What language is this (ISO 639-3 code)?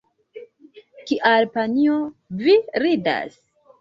epo